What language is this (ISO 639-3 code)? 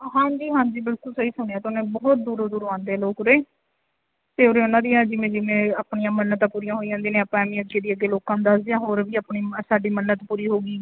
pan